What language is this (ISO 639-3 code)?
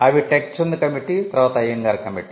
tel